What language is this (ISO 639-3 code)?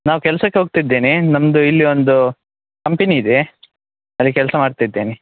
kan